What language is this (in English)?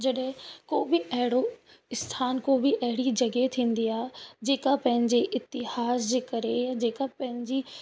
Sindhi